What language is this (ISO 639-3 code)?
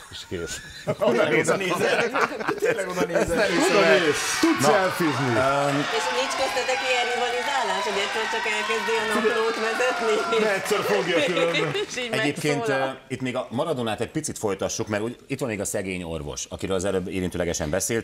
hun